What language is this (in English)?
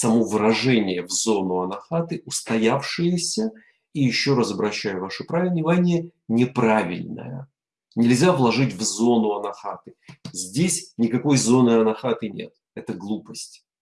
Russian